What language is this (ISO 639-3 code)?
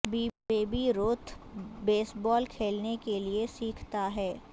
urd